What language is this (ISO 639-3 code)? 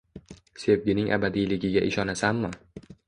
uzb